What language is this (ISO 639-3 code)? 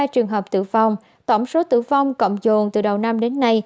vie